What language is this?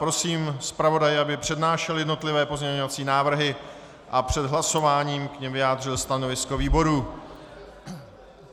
Czech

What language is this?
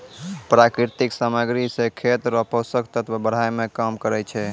Maithili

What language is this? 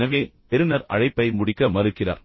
Tamil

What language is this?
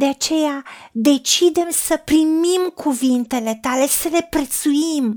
Romanian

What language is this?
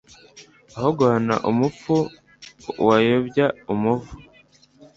Kinyarwanda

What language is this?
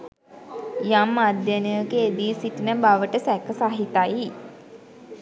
Sinhala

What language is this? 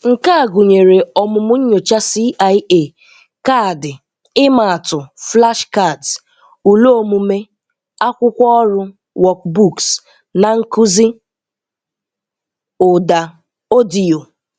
Igbo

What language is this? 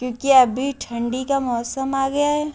Urdu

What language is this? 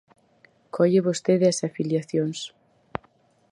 Galician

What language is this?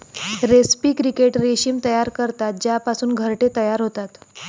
Marathi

